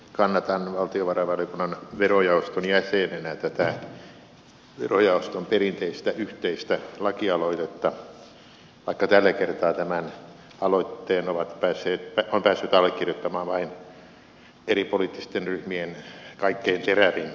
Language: Finnish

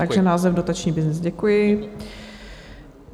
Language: Czech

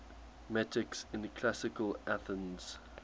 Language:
English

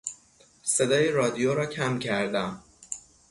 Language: Persian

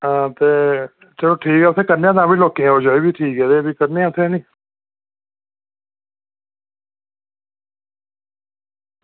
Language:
Dogri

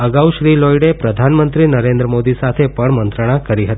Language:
Gujarati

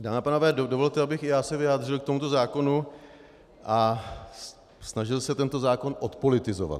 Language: Czech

